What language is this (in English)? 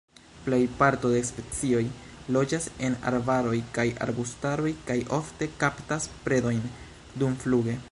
Esperanto